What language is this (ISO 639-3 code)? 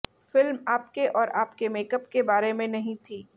hin